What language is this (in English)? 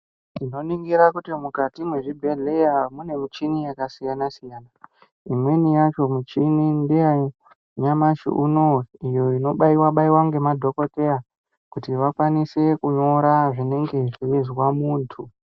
Ndau